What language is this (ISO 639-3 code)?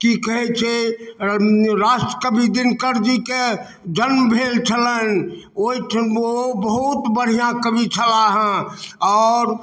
mai